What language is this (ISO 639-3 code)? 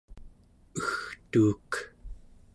esu